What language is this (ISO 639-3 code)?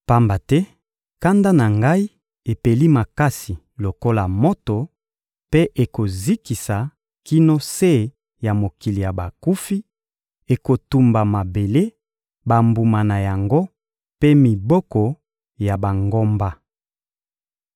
lin